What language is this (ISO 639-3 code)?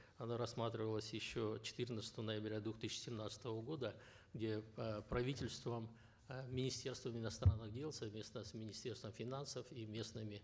kaz